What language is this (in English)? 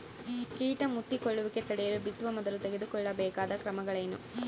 Kannada